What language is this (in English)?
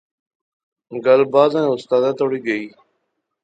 Pahari-Potwari